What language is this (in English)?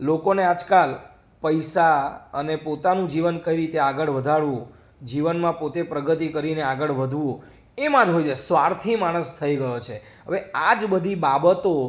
Gujarati